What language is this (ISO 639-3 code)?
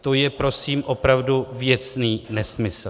ces